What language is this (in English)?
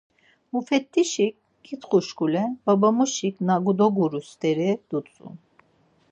Laz